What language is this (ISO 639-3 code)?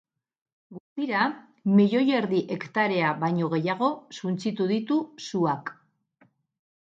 eus